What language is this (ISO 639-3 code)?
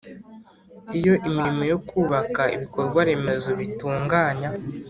kin